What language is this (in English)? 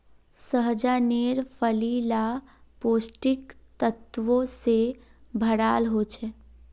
Magahi